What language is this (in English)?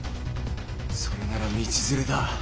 Japanese